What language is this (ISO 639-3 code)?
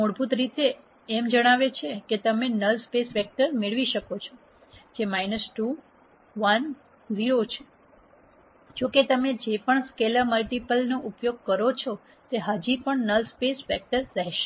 guj